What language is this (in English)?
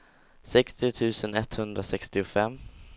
Swedish